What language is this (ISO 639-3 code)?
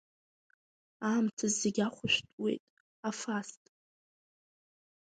abk